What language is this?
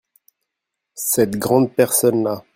French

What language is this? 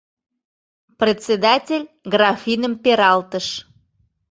Mari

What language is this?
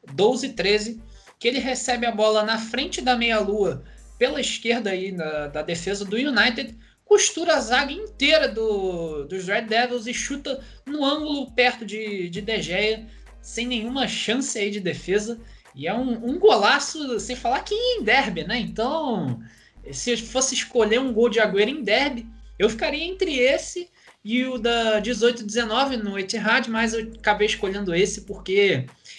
Portuguese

